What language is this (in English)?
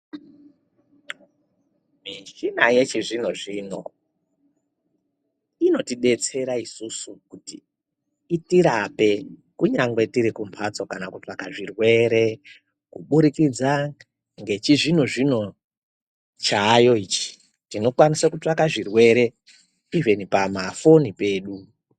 Ndau